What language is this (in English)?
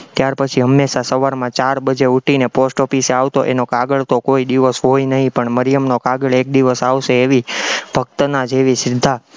Gujarati